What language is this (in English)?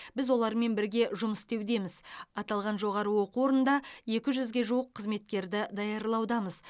Kazakh